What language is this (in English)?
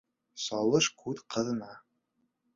Bashkir